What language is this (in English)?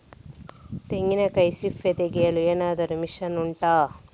Kannada